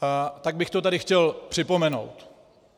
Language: Czech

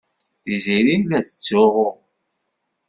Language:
Kabyle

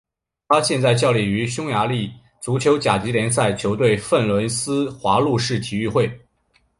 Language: Chinese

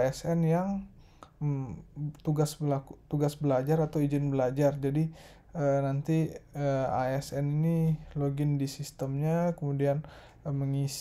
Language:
Indonesian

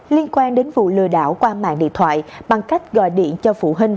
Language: Vietnamese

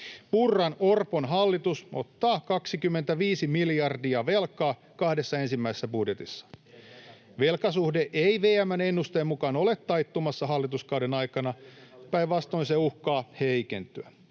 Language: Finnish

